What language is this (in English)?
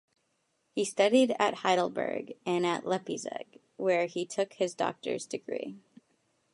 English